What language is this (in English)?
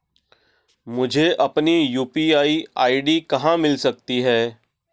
Hindi